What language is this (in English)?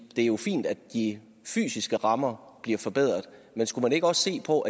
Danish